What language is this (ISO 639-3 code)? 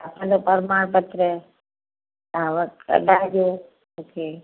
snd